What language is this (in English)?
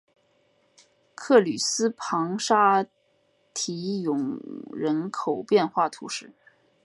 Chinese